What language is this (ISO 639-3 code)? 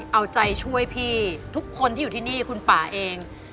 tha